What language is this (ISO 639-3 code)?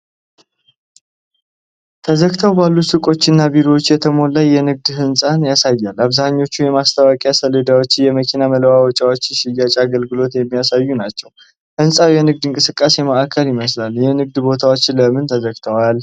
amh